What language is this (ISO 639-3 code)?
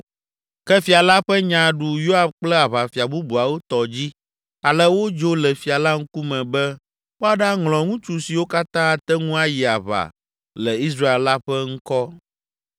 ewe